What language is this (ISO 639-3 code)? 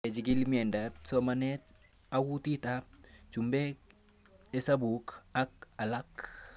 kln